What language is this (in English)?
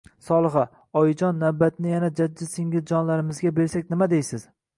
Uzbek